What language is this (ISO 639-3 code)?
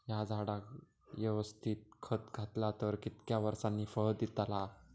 mar